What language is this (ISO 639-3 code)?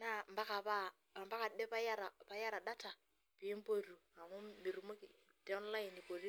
mas